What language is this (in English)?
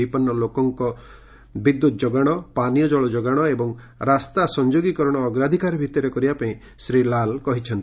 Odia